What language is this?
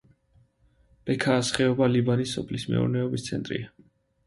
Georgian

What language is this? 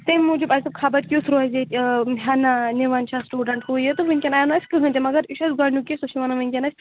Kashmiri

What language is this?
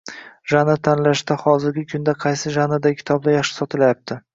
Uzbek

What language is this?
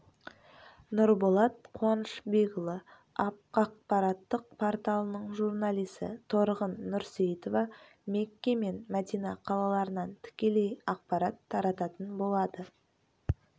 Kazakh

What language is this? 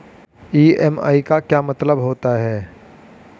Hindi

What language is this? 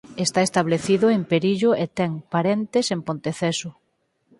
Galician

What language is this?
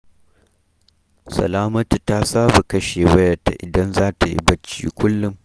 Hausa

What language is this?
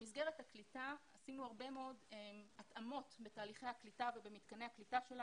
Hebrew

